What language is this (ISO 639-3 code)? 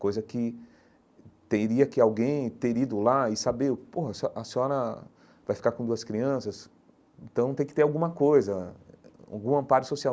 por